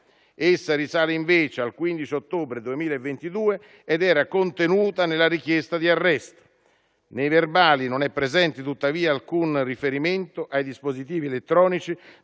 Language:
Italian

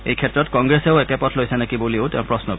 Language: Assamese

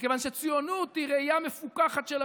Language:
Hebrew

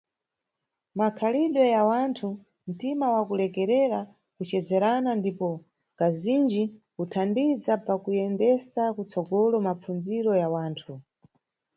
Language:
Nyungwe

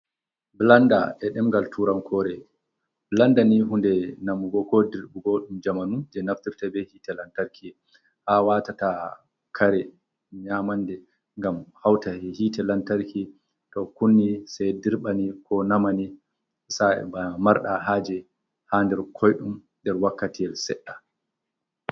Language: Fula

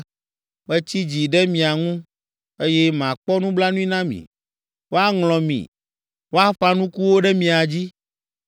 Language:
Ewe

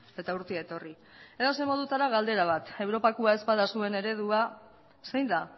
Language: Basque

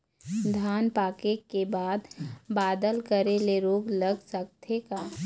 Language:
Chhattisgarhi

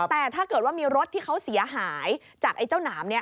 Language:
Thai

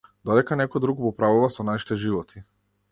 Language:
Macedonian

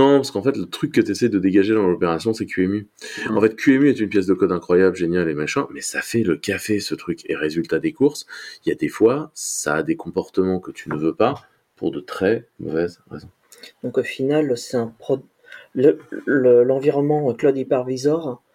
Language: French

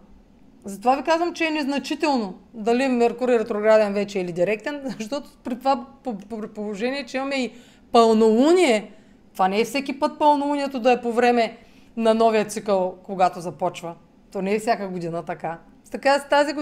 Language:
Bulgarian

